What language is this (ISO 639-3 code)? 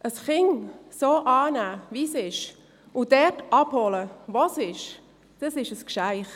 gsw